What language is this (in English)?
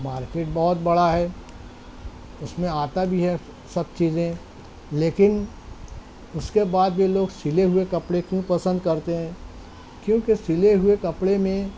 Urdu